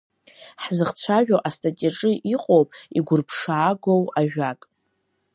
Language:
Abkhazian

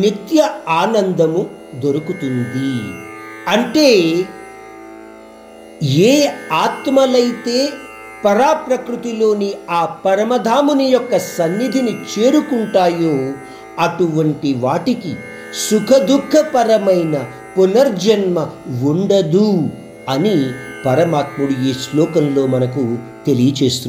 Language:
Hindi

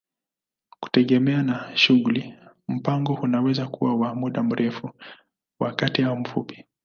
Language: Swahili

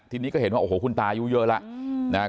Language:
Thai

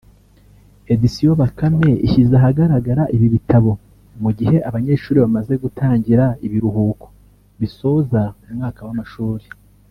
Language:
Kinyarwanda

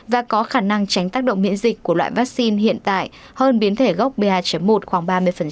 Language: Vietnamese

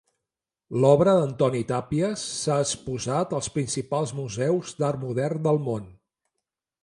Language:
Catalan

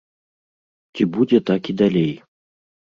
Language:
Belarusian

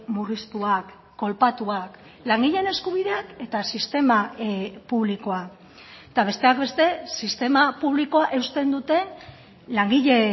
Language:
Basque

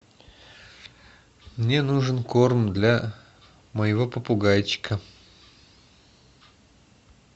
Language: Russian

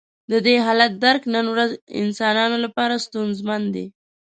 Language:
Pashto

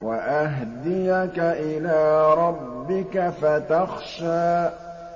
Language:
Arabic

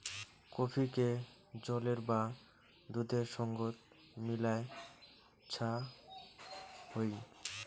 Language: Bangla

